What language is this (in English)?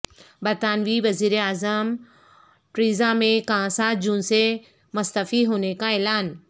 Urdu